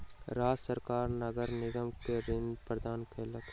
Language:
Maithili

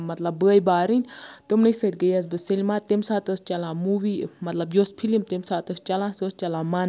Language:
Kashmiri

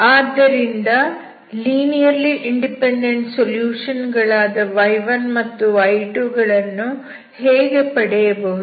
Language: Kannada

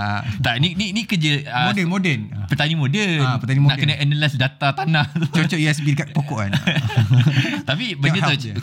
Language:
Malay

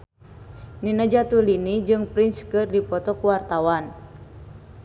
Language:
Sundanese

